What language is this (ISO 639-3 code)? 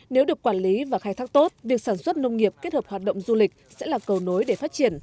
vie